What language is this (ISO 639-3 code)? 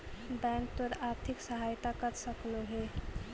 mag